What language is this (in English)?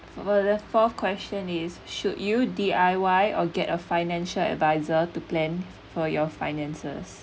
English